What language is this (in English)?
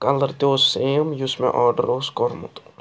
Kashmiri